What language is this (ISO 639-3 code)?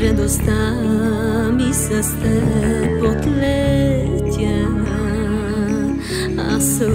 ron